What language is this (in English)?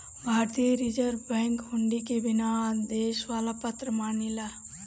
Bhojpuri